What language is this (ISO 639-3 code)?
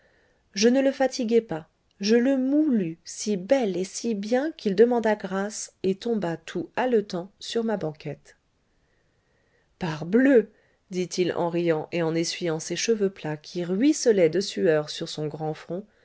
fra